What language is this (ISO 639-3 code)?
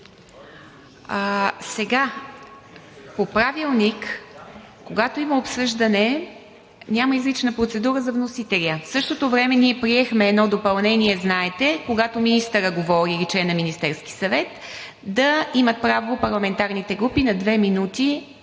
bul